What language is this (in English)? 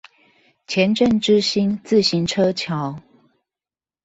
Chinese